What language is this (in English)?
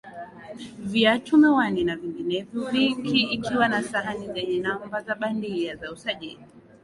Swahili